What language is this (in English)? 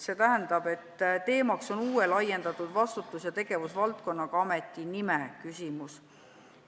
Estonian